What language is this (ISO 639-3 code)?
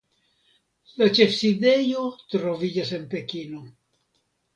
epo